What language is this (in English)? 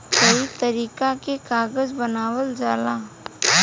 Bhojpuri